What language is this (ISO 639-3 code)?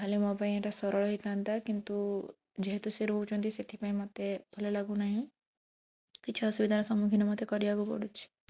ori